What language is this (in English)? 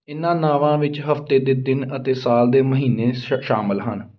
Punjabi